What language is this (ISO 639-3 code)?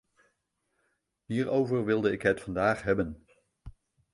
nld